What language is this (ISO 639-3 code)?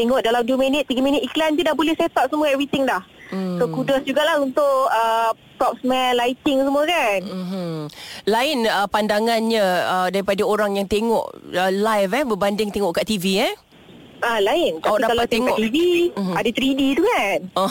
msa